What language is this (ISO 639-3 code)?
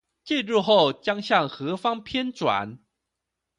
zho